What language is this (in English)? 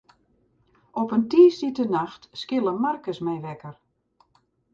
Western Frisian